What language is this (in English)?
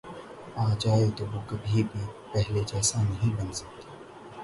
Urdu